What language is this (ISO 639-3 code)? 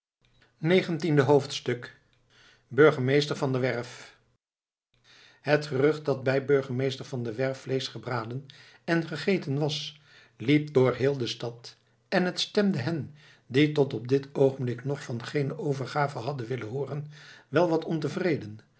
nld